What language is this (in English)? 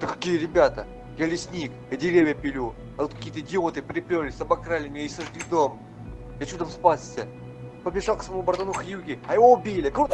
Russian